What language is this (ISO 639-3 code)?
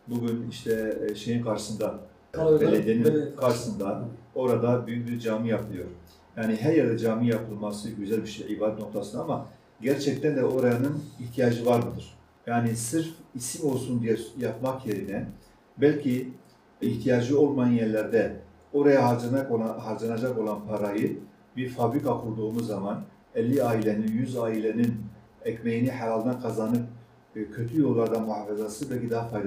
tur